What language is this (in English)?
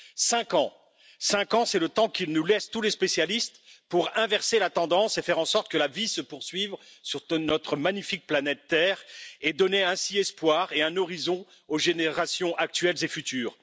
French